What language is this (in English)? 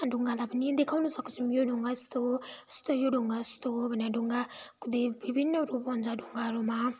Nepali